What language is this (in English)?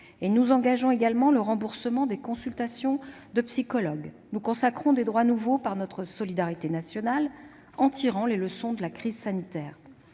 French